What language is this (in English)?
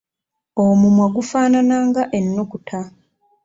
Ganda